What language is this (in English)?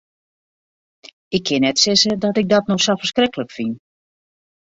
Western Frisian